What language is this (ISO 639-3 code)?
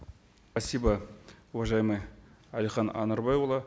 kaz